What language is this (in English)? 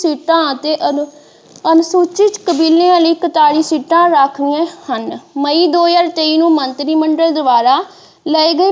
Punjabi